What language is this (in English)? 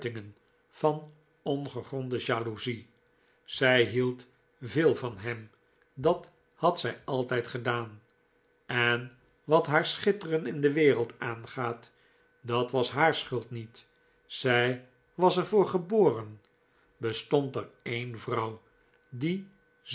Dutch